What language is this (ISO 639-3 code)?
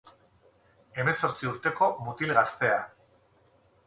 eus